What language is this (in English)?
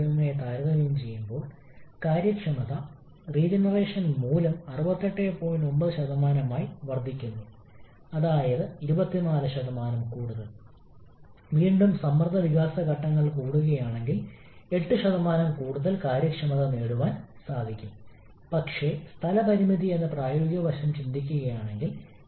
Malayalam